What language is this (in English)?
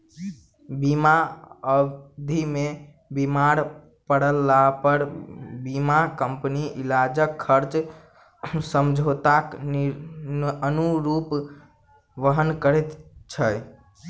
Maithili